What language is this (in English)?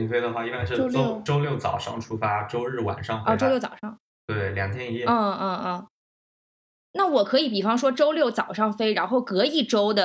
Chinese